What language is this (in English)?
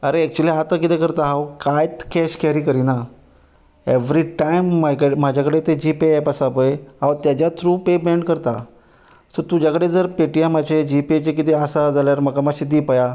Konkani